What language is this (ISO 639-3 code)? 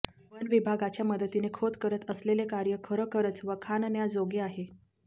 mar